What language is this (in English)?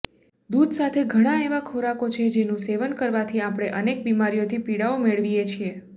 Gujarati